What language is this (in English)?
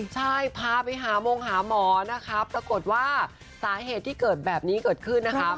Thai